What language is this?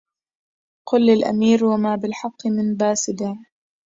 Arabic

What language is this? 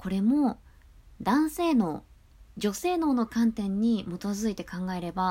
Japanese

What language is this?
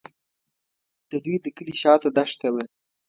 Pashto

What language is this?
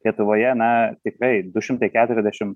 Lithuanian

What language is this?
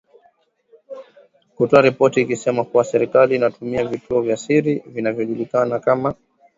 Swahili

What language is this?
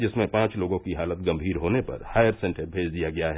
Hindi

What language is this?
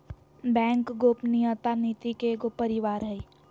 Magahi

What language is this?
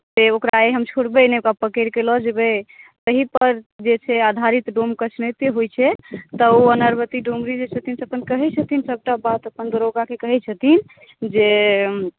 Maithili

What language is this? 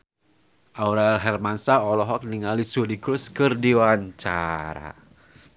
Sundanese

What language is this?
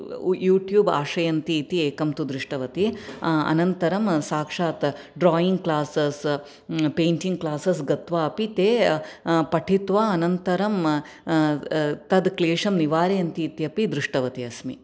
Sanskrit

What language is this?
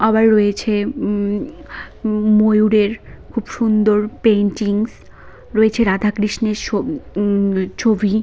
Bangla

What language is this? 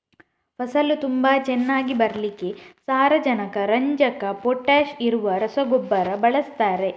Kannada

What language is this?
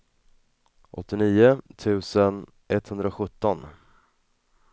Swedish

